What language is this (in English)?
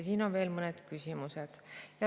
Estonian